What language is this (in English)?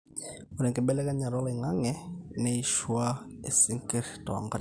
Masai